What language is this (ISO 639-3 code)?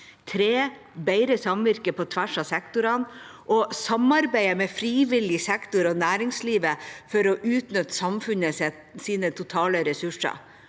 nor